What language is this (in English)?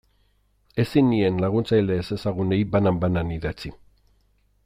Basque